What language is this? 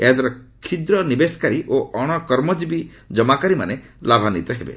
Odia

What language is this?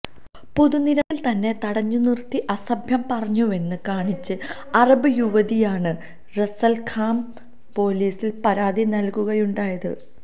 Malayalam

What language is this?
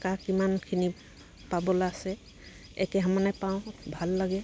Assamese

